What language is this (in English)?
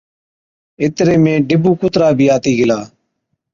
Od